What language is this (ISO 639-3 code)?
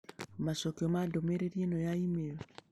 kik